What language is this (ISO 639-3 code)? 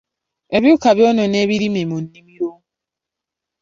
lug